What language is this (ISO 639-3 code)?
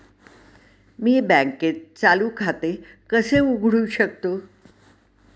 mar